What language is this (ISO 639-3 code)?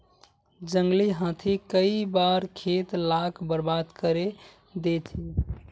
mag